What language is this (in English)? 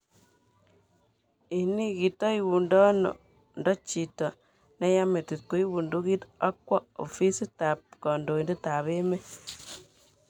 Kalenjin